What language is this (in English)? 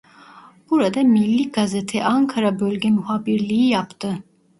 Turkish